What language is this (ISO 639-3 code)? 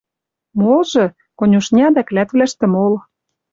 mrj